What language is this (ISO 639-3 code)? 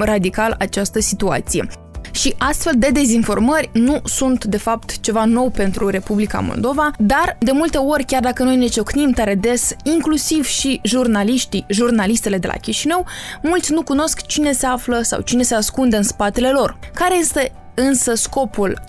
ron